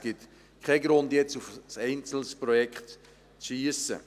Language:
Swiss German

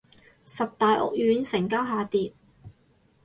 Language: Cantonese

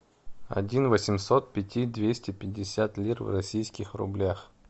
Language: Russian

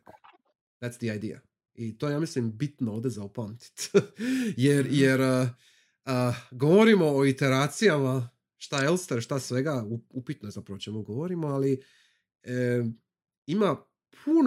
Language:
Croatian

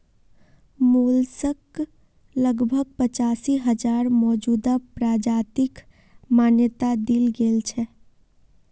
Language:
Magahi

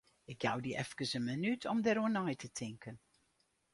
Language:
Western Frisian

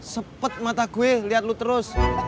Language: Indonesian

